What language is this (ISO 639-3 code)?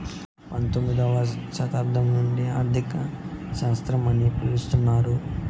tel